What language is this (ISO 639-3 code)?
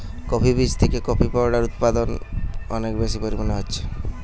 ben